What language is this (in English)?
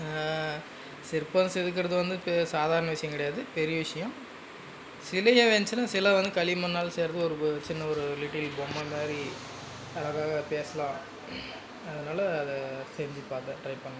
Tamil